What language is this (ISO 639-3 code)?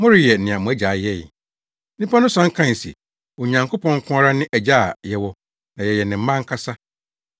aka